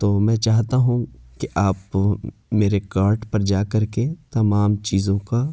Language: Urdu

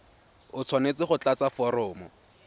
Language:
Tswana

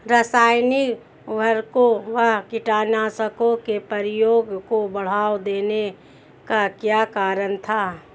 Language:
Hindi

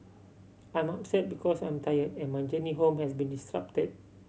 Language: English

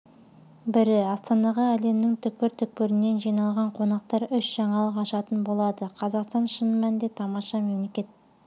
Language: Kazakh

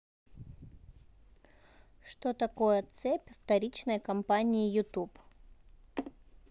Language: Russian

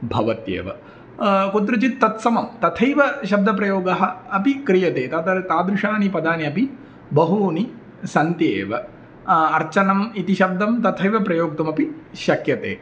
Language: Sanskrit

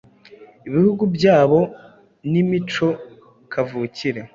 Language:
Kinyarwanda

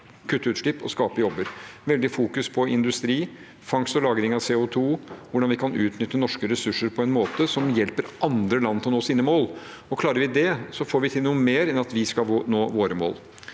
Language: Norwegian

